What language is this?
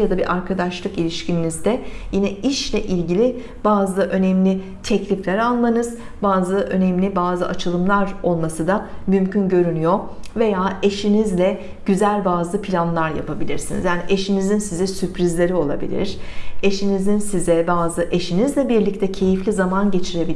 Turkish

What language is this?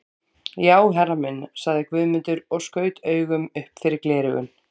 Icelandic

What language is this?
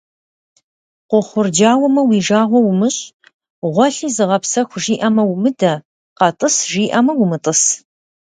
Kabardian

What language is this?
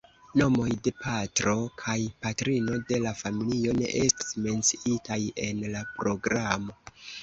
Esperanto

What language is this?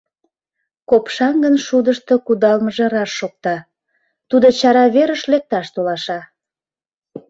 Mari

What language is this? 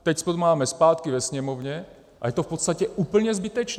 Czech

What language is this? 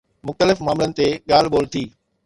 Sindhi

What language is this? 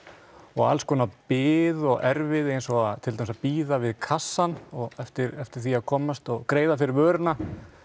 Icelandic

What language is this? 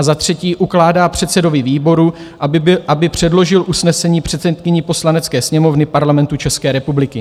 Czech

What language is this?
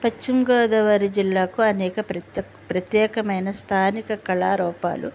Telugu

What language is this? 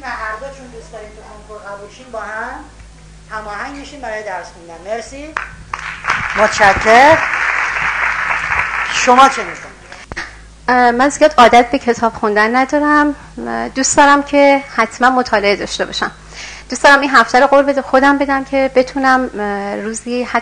Persian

